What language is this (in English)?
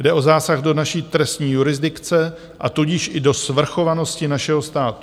Czech